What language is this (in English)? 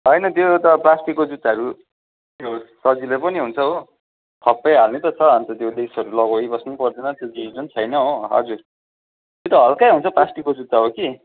Nepali